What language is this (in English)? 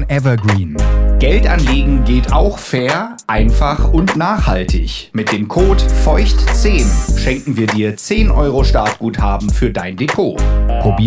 German